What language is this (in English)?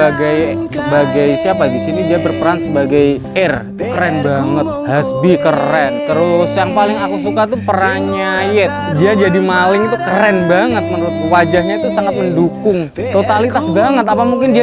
Indonesian